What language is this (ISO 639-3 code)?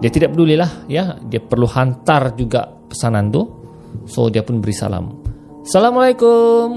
msa